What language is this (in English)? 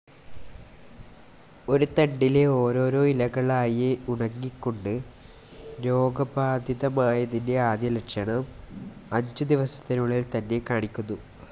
Malayalam